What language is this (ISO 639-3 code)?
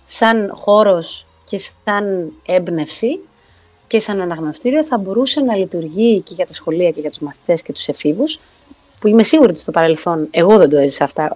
ell